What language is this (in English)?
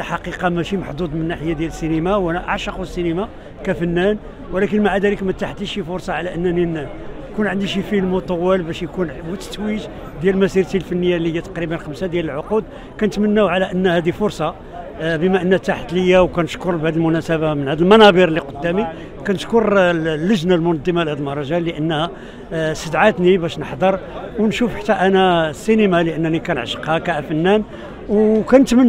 Arabic